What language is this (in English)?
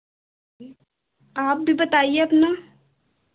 Hindi